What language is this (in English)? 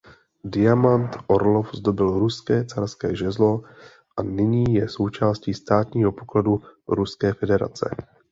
Czech